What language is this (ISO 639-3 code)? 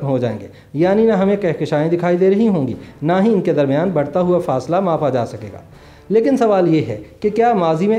hin